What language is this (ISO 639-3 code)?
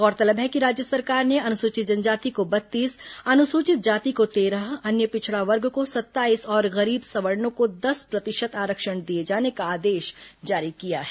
hin